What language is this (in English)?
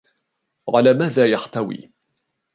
Arabic